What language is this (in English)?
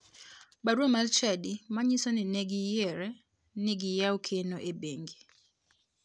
Luo (Kenya and Tanzania)